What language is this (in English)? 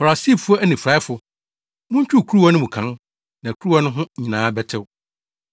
Akan